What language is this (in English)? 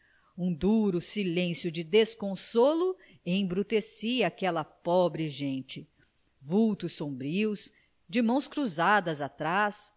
Portuguese